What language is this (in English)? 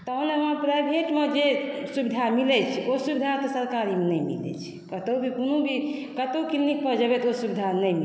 Maithili